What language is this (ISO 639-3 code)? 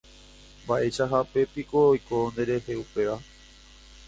grn